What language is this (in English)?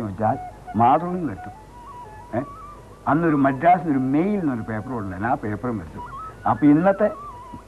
Malayalam